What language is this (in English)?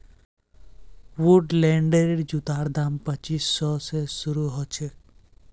Magahi